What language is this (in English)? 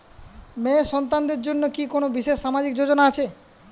Bangla